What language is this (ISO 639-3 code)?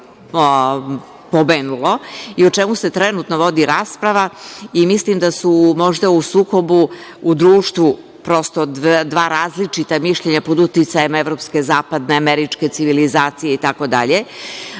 srp